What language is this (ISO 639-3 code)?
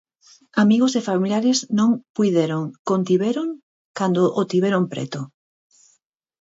glg